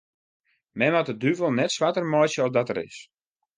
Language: Western Frisian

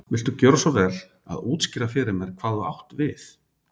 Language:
Icelandic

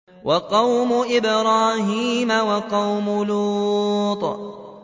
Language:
Arabic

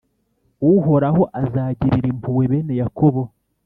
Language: Kinyarwanda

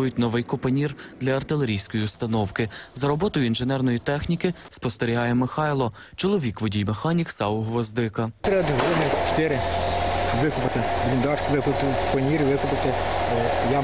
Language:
Ukrainian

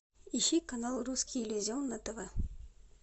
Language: Russian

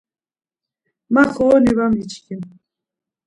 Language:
Laz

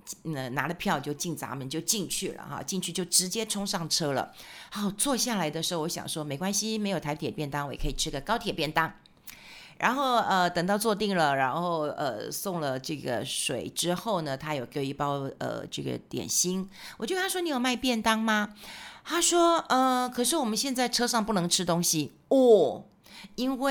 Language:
Chinese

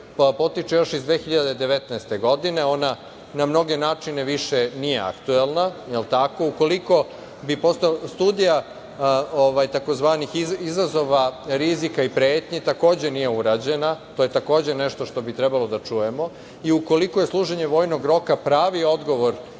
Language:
Serbian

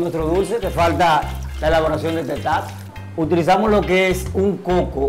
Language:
Spanish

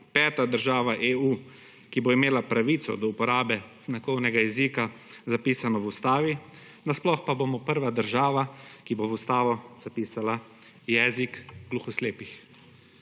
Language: Slovenian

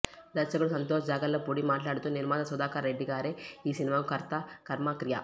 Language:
Telugu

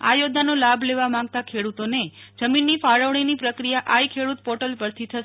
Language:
Gujarati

